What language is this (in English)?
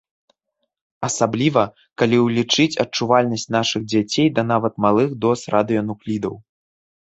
Belarusian